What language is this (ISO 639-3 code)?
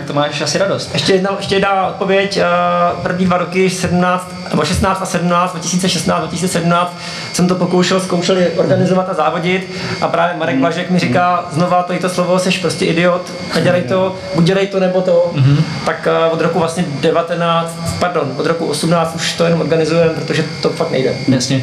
ces